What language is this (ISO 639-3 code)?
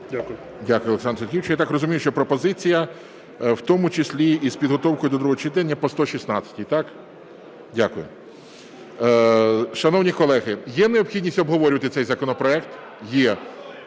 ukr